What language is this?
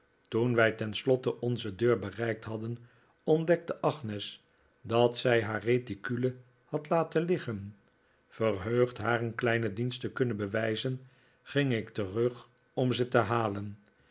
Dutch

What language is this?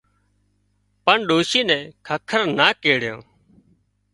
Wadiyara Koli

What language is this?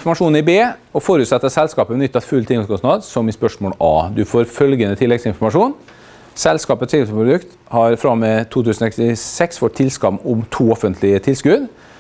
Norwegian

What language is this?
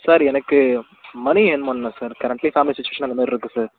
Tamil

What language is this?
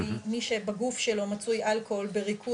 Hebrew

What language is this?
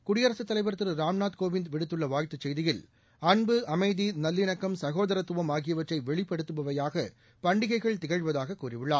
Tamil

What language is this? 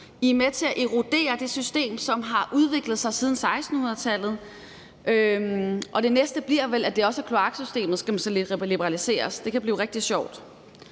Danish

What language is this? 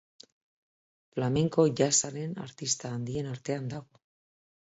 Basque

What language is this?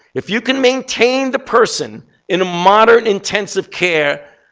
English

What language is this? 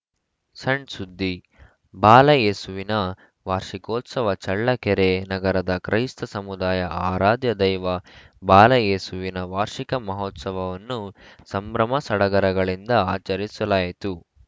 Kannada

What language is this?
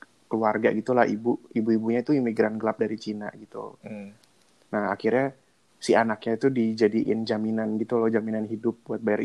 Indonesian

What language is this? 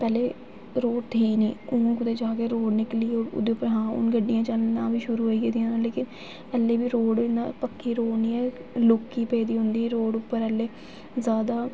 Dogri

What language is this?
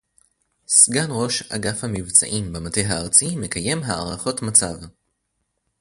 Hebrew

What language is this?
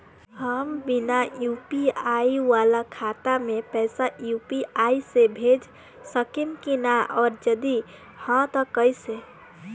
Bhojpuri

